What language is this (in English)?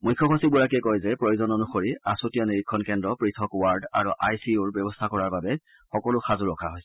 Assamese